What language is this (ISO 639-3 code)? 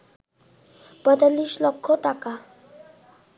ben